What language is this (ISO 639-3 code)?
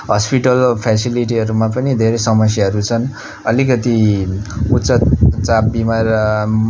nep